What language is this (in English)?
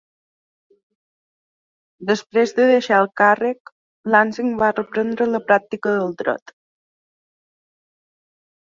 Catalan